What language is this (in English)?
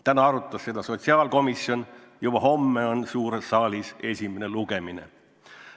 Estonian